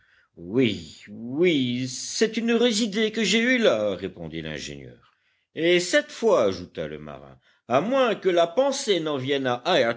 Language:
French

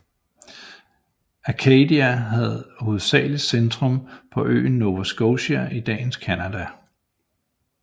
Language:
Danish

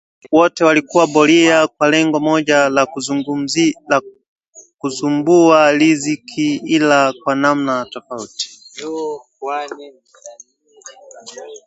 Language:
Swahili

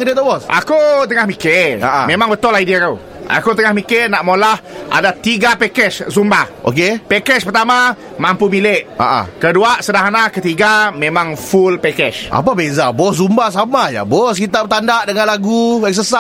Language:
Malay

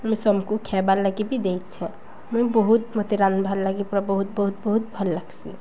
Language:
Odia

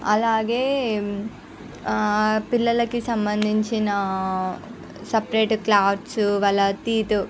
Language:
Telugu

